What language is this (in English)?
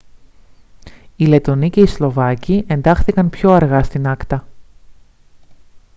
Greek